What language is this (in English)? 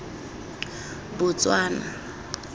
Tswana